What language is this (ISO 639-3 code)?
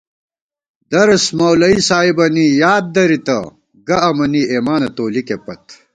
gwt